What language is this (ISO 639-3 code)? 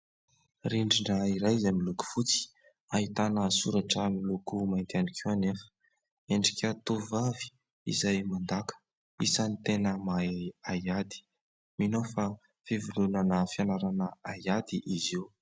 mlg